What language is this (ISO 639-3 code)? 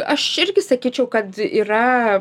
lit